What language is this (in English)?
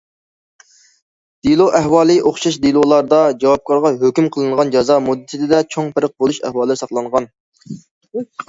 Uyghur